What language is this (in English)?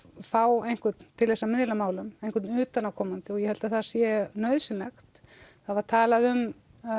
Icelandic